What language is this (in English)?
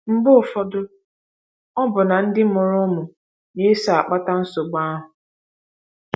Igbo